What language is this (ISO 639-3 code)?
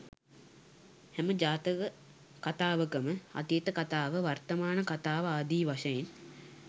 sin